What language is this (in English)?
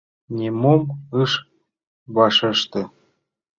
Mari